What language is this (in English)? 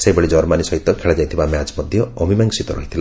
Odia